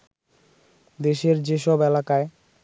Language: Bangla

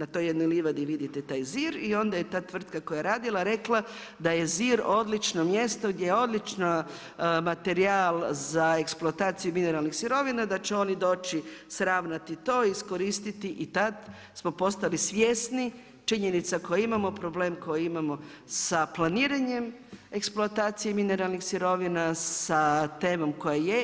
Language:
Croatian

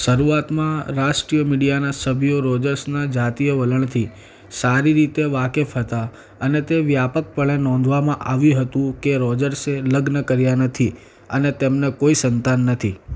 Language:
Gujarati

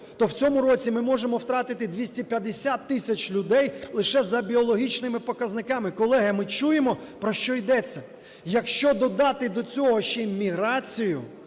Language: Ukrainian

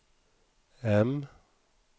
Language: Swedish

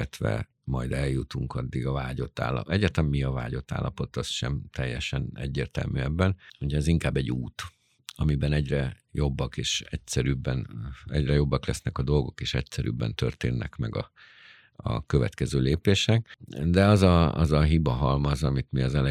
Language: Hungarian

